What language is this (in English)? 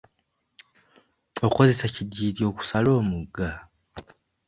Ganda